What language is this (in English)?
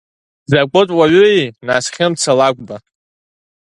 Abkhazian